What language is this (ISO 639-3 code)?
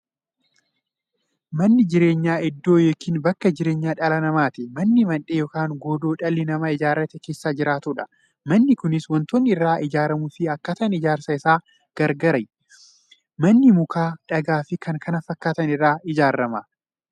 orm